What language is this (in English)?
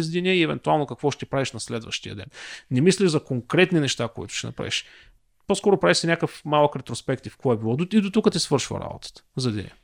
Bulgarian